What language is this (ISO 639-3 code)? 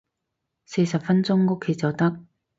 yue